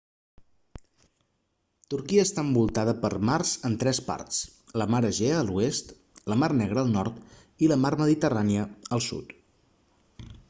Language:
Catalan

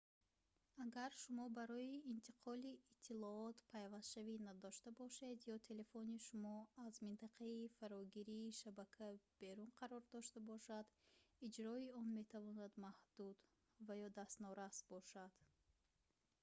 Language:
Tajik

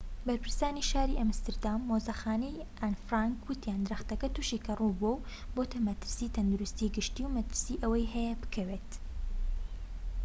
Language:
Central Kurdish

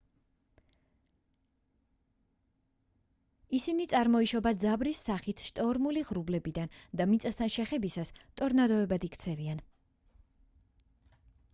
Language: Georgian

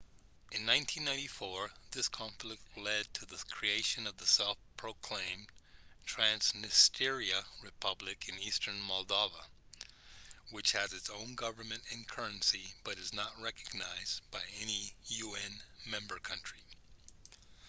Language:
English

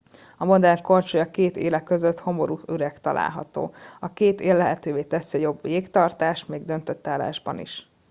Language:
Hungarian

